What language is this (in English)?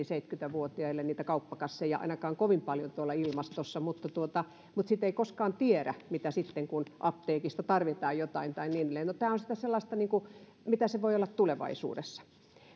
Finnish